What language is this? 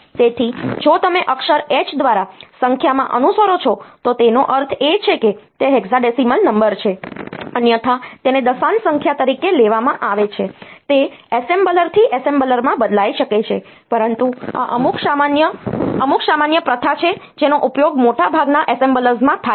Gujarati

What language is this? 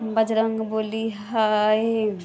Maithili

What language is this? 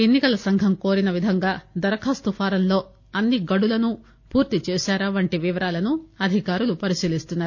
Telugu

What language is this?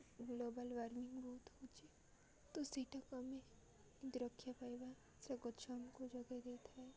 Odia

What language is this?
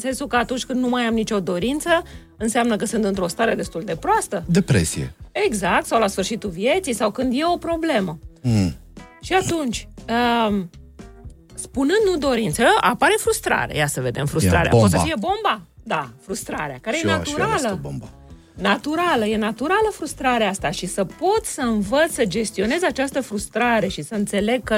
Romanian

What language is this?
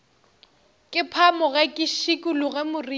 Northern Sotho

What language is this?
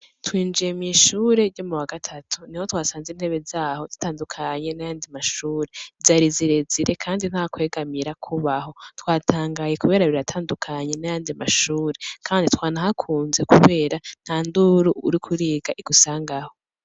Rundi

